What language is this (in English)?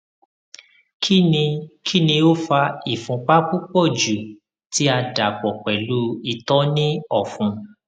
Yoruba